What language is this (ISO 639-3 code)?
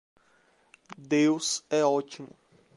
por